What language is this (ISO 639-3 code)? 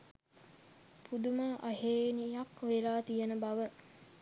sin